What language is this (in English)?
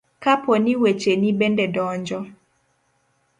Luo (Kenya and Tanzania)